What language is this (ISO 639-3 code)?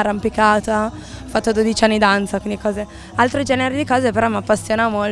ita